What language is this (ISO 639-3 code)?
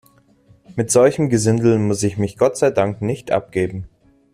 deu